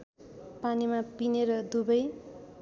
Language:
Nepali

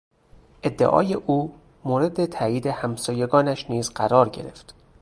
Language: Persian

